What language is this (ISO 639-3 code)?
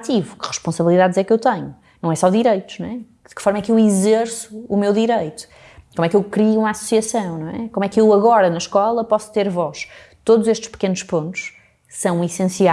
por